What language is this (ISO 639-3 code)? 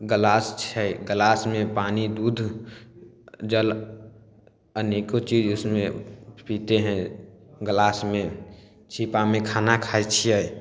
mai